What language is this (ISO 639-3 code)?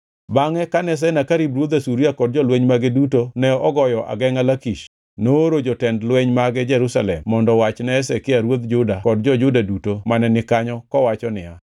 luo